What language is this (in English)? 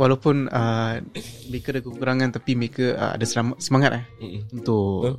Malay